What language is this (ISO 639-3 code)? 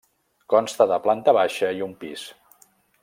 cat